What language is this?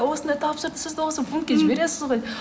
Kazakh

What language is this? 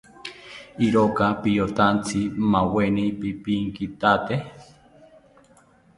South Ucayali Ashéninka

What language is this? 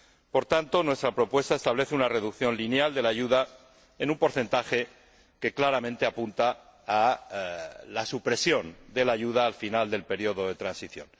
Spanish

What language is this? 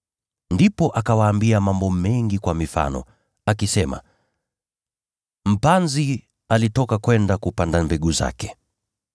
Swahili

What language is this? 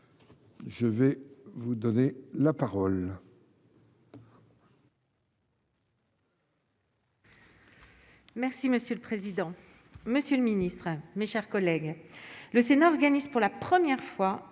French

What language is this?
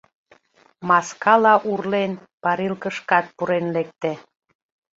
Mari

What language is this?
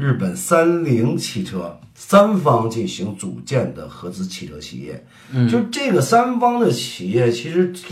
Chinese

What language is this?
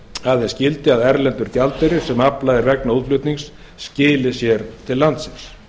Icelandic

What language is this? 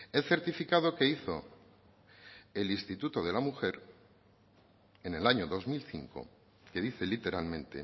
Spanish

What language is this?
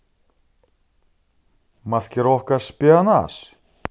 Russian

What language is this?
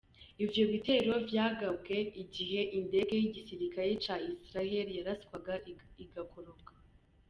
Kinyarwanda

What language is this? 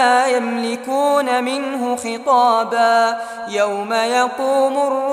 Arabic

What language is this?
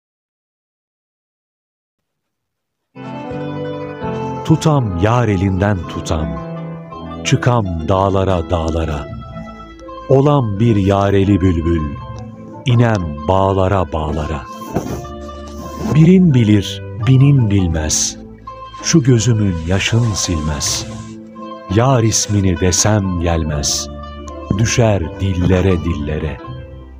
Turkish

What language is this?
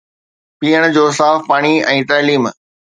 Sindhi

